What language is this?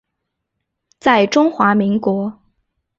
Chinese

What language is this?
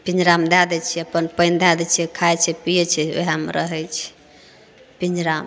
Maithili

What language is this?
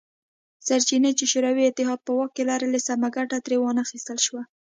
Pashto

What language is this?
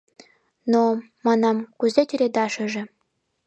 Mari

